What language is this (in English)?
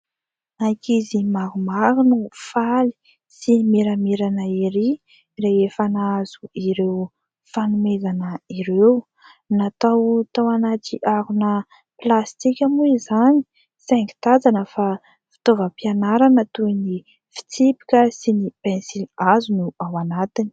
Malagasy